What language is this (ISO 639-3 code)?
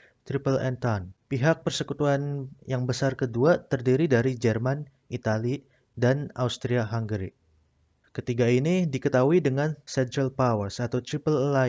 ind